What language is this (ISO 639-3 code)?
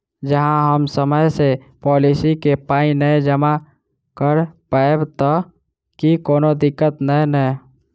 mai